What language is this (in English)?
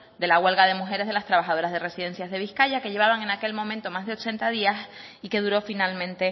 Spanish